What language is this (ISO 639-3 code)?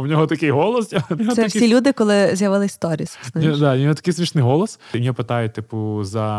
ukr